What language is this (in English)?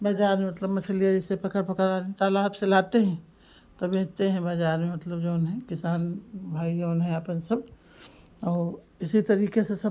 Hindi